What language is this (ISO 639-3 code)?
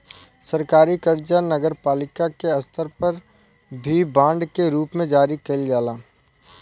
bho